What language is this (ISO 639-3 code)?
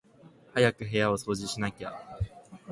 jpn